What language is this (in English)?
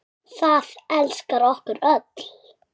Icelandic